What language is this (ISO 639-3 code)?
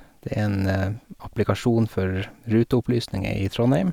nor